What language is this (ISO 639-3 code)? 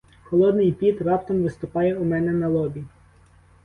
ukr